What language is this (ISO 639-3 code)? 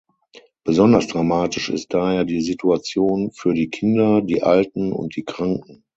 deu